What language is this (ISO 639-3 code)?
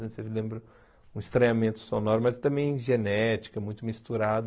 por